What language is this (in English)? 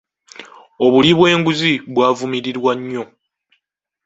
Ganda